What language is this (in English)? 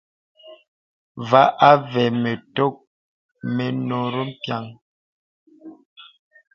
Bebele